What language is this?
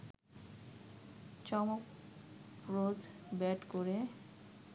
Bangla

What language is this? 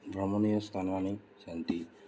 Sanskrit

